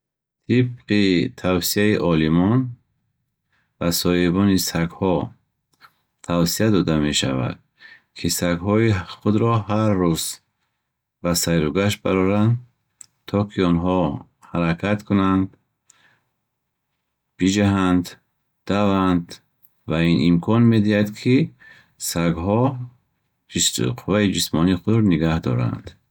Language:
Bukharic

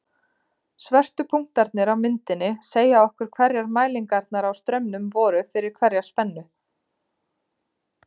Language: Icelandic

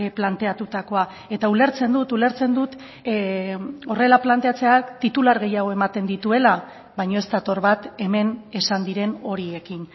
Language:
Basque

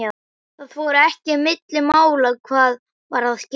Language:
Icelandic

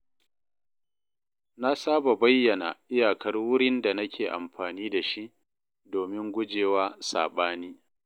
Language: Hausa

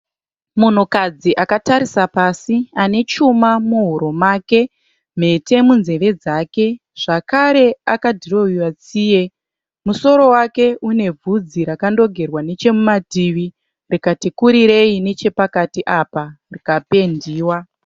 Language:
Shona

